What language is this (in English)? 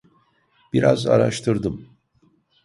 Turkish